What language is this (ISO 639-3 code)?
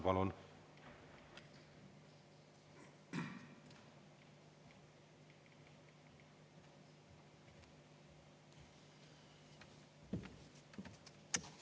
est